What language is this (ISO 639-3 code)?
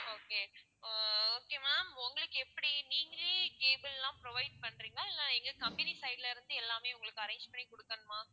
tam